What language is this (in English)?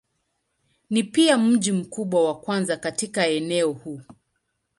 Swahili